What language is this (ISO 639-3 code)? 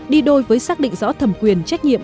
vie